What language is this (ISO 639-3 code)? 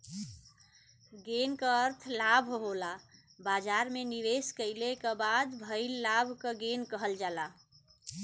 bho